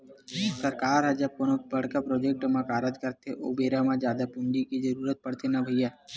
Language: Chhattisgarhi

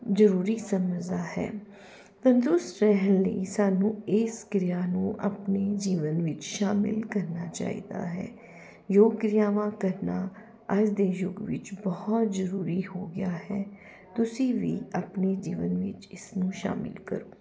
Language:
Punjabi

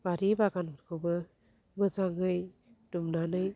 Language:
Bodo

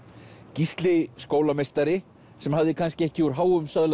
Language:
Icelandic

